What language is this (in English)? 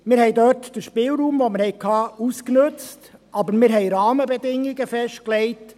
Swiss German